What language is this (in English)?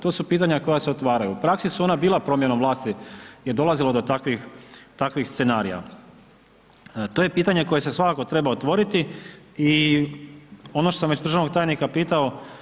Croatian